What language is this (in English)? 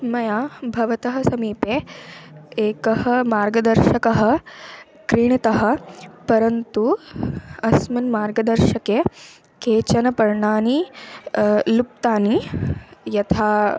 Sanskrit